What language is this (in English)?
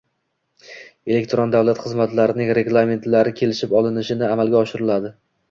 Uzbek